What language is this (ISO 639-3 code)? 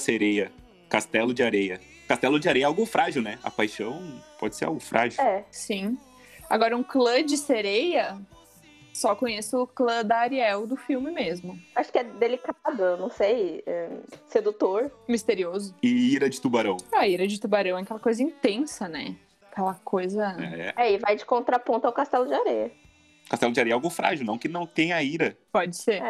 por